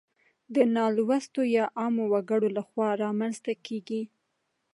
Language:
Pashto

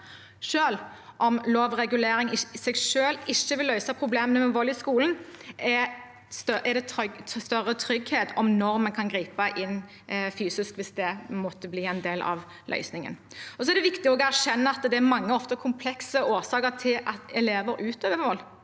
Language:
Norwegian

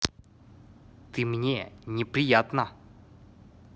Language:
Russian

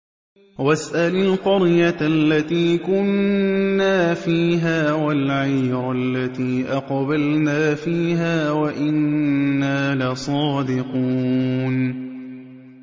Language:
Arabic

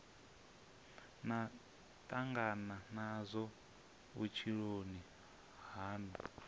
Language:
Venda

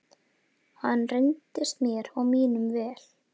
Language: Icelandic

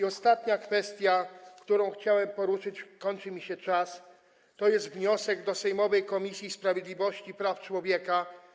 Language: Polish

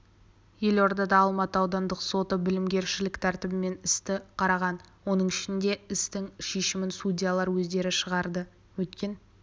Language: Kazakh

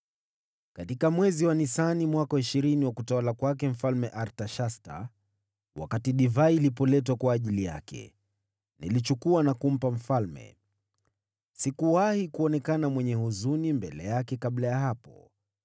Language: Swahili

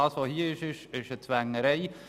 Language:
Swiss German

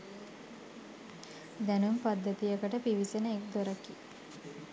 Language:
Sinhala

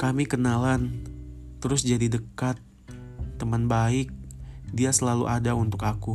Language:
Indonesian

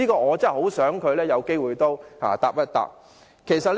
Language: Cantonese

